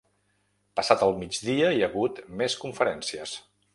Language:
Catalan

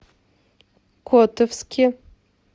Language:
Russian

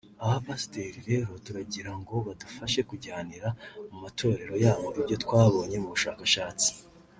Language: Kinyarwanda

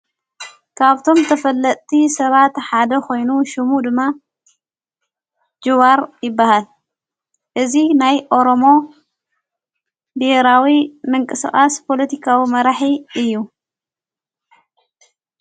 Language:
Tigrinya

